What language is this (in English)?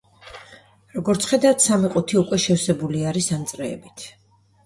Georgian